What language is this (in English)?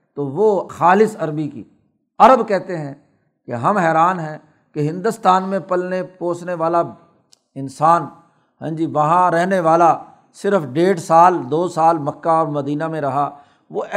Urdu